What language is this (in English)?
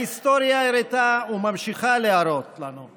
Hebrew